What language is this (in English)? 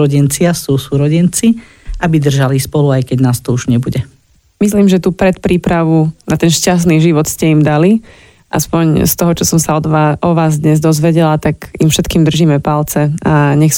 Slovak